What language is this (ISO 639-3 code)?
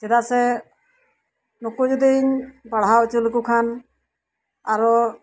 sat